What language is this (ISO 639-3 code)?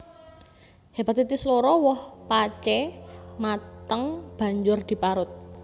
jav